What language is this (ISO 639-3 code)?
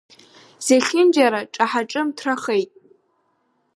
abk